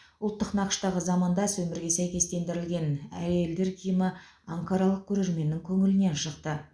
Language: Kazakh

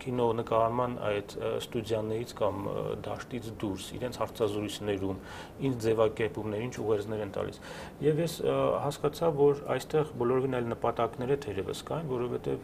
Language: Romanian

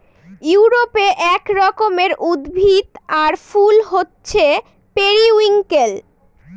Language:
Bangla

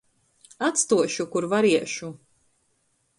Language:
Latgalian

